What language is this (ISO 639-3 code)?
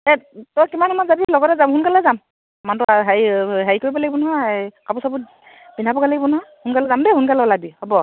asm